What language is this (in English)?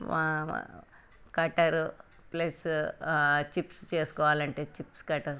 Telugu